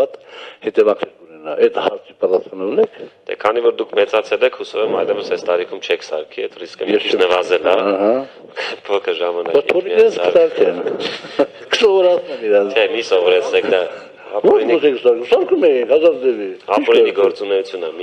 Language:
Romanian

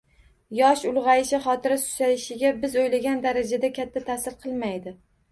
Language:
Uzbek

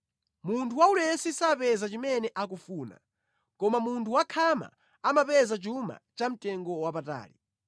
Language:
Nyanja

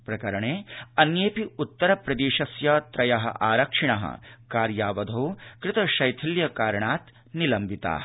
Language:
Sanskrit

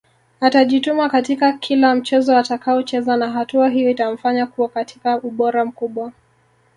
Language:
Swahili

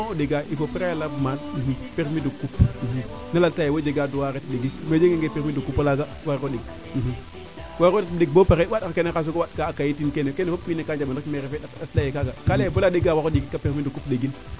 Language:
Serer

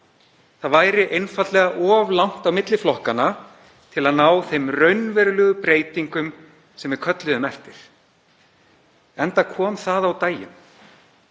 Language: Icelandic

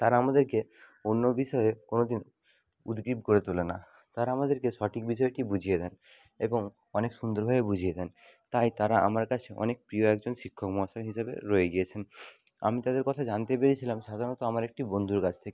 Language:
Bangla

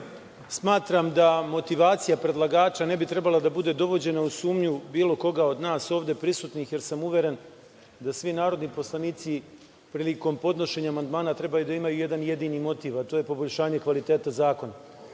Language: Serbian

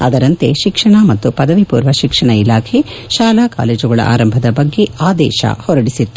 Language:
Kannada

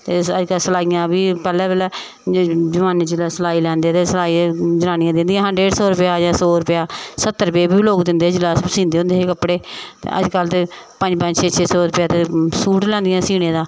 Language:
Dogri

